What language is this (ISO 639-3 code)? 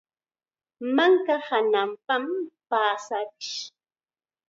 qxa